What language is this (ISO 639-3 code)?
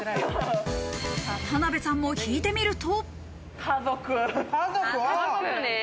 jpn